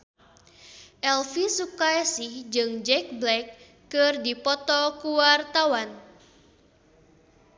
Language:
Sundanese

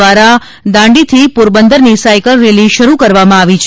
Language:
Gujarati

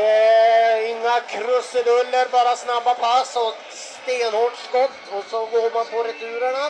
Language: Swedish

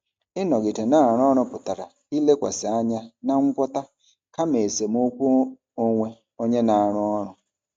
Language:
Igbo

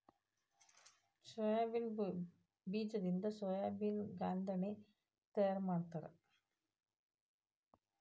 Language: Kannada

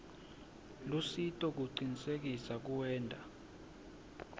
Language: Swati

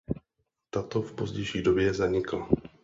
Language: Czech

